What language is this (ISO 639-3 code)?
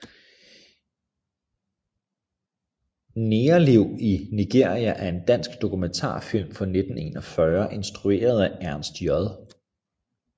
dan